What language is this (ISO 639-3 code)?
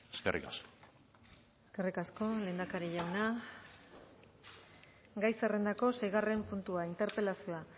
eus